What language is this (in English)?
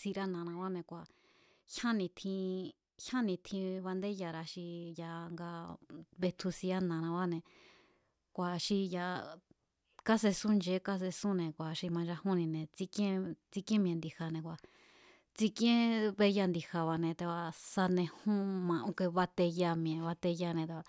Mazatlán Mazatec